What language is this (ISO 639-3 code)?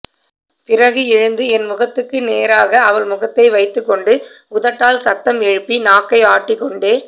tam